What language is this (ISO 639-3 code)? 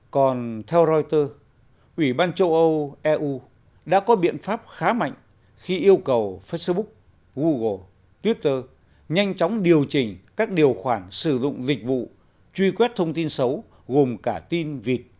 vie